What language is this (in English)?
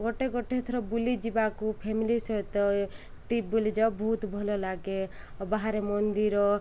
Odia